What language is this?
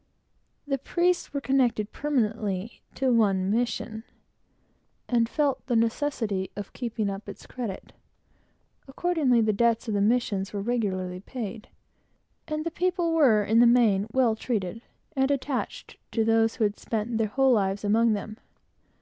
English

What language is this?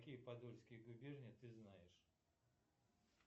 Russian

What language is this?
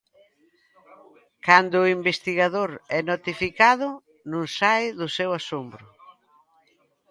Galician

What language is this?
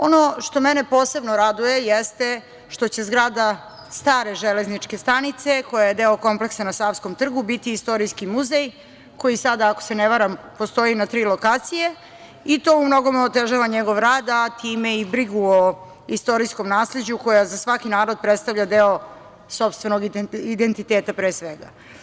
Serbian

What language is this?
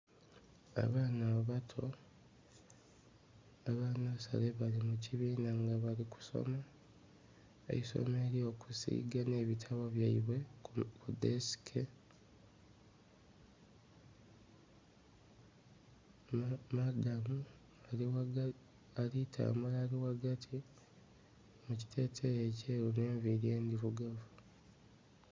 Soga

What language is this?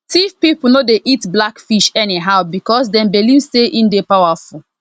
Nigerian Pidgin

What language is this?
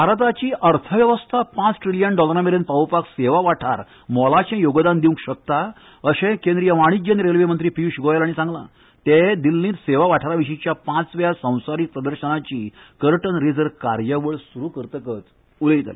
Konkani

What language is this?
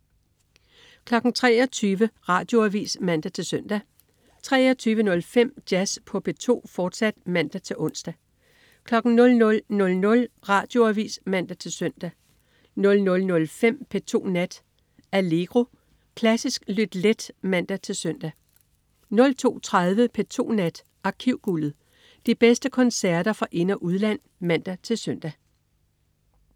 Danish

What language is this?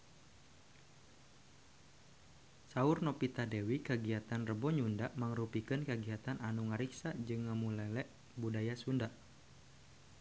Sundanese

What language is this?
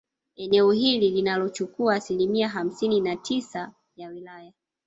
Swahili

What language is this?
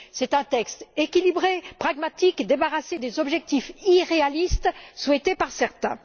French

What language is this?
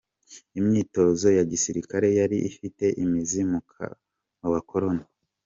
Kinyarwanda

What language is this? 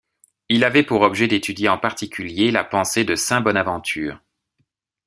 French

